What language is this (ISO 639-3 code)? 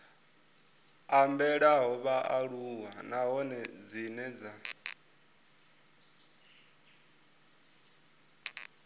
ven